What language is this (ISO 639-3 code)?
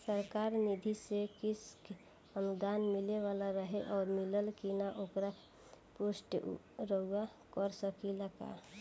bho